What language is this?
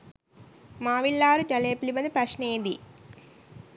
Sinhala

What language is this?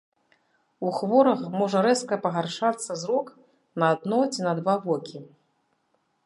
Belarusian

